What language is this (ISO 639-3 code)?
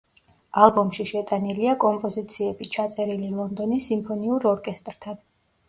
kat